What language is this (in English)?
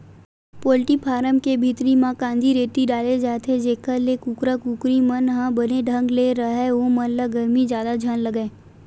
Chhattisgarhi